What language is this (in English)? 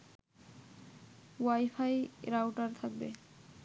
Bangla